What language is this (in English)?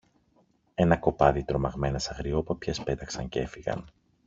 Greek